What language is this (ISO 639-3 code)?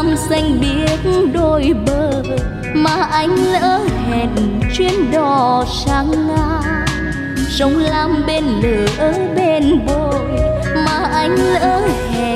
vie